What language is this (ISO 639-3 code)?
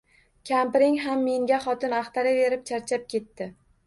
uzb